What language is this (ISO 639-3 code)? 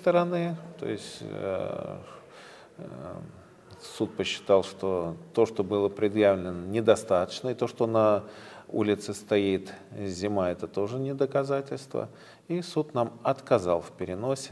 rus